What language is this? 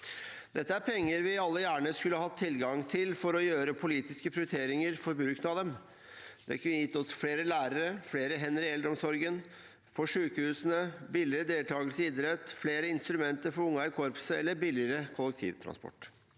Norwegian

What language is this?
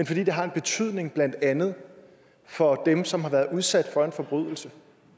Danish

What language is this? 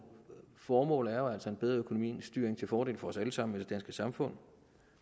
Danish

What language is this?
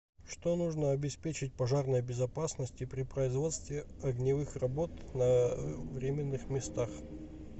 Russian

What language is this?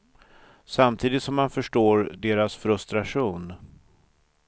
Swedish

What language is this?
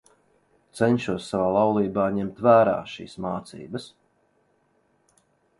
Latvian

